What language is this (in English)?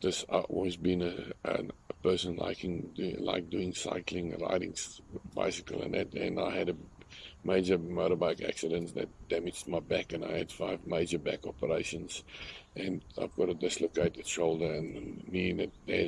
English